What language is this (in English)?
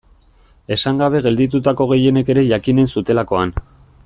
Basque